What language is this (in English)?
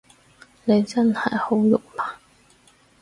Cantonese